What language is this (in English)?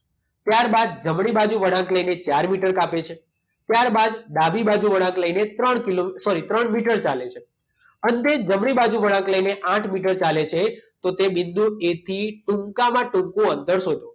Gujarati